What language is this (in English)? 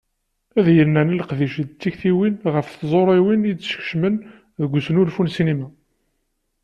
Kabyle